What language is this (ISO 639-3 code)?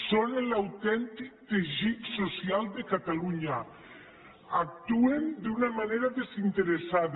cat